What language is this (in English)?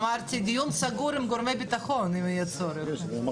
Hebrew